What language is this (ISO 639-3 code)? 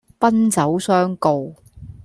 yue